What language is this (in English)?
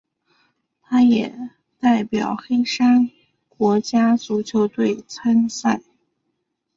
Chinese